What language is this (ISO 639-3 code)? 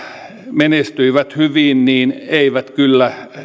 fin